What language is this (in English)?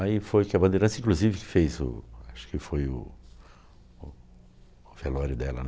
Portuguese